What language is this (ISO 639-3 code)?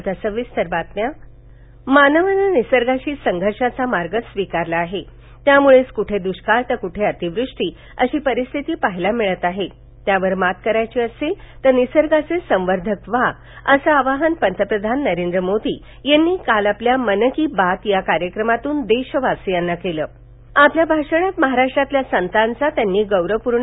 mar